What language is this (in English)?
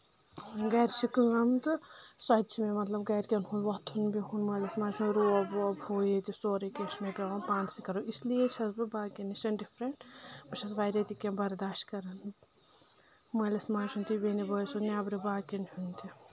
Kashmiri